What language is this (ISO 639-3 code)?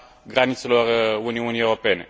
ron